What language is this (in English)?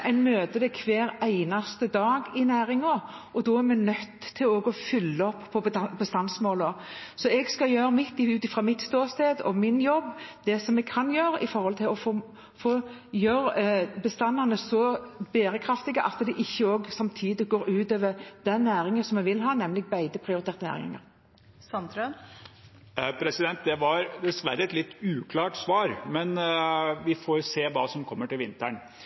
Norwegian